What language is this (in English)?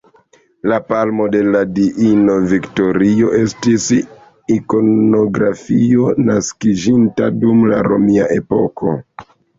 Esperanto